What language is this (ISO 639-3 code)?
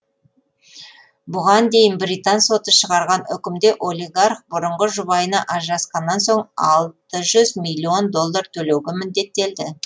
kaz